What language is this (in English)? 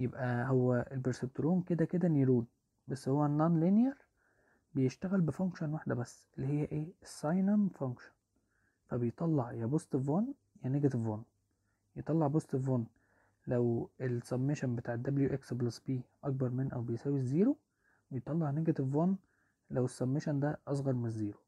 Arabic